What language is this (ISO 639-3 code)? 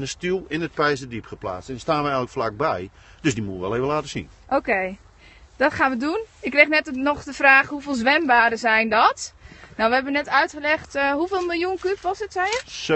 nld